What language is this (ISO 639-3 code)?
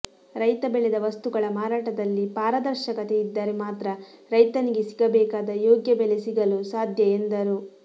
kan